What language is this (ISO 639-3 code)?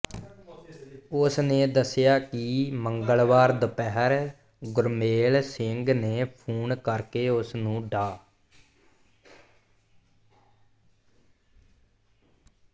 pan